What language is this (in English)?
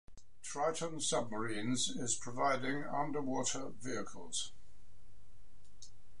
English